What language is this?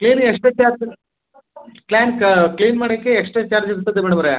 Kannada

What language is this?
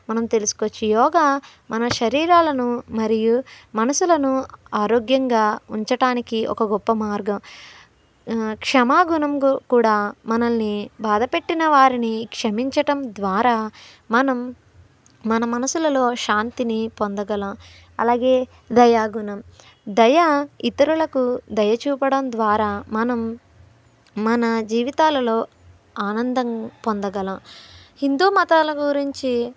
Telugu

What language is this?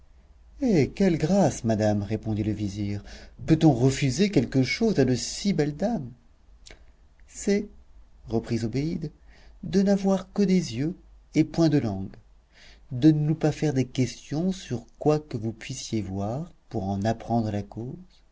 French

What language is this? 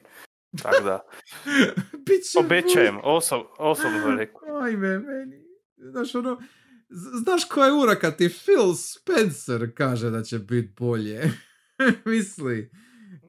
Croatian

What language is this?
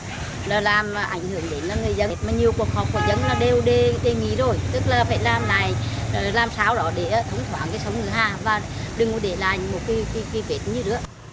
Vietnamese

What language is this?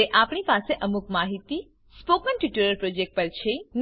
Gujarati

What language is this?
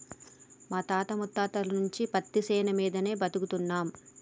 Telugu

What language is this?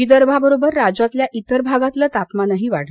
Marathi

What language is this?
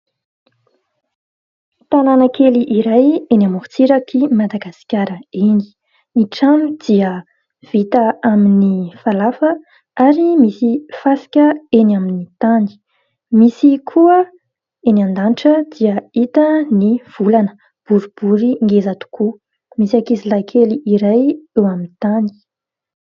Malagasy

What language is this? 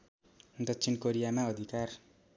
Nepali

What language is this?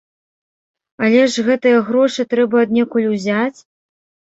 Belarusian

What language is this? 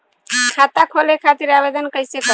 Bhojpuri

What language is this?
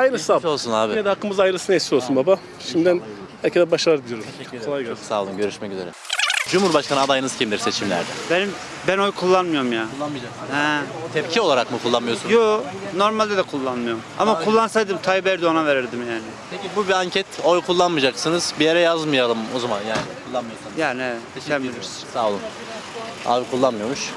Turkish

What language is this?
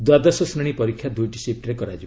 Odia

